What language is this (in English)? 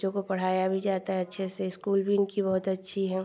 Hindi